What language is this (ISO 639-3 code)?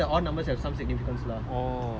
eng